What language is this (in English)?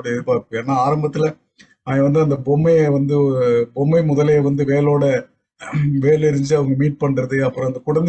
Tamil